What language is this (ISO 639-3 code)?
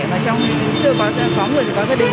vie